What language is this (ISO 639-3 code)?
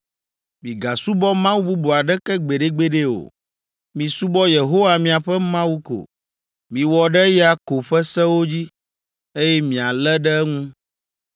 ewe